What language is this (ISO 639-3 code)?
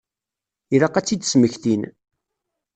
kab